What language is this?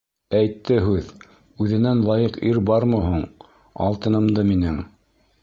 Bashkir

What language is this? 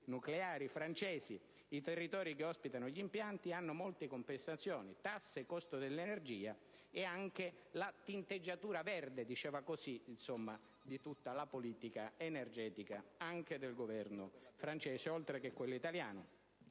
Italian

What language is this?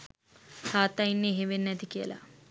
Sinhala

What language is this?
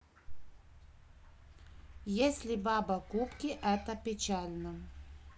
Russian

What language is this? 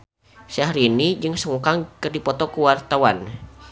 Sundanese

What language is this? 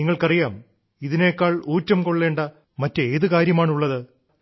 Malayalam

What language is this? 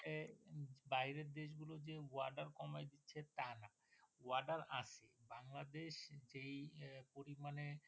Bangla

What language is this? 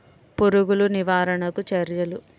Telugu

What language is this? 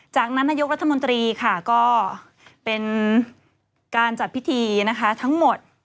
Thai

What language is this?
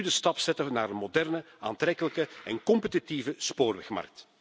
Dutch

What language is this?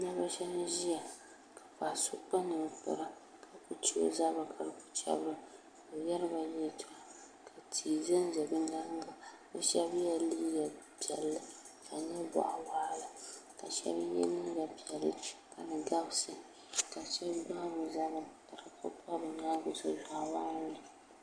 Dagbani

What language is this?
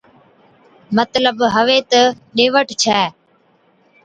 Od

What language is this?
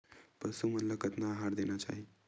Chhattisgarhi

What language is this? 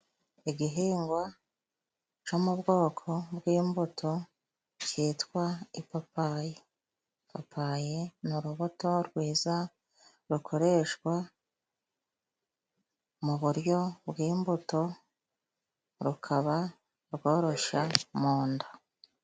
Kinyarwanda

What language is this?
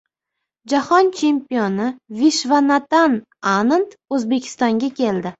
Uzbek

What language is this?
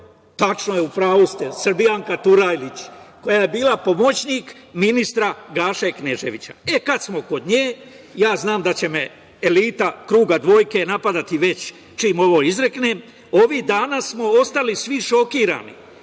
Serbian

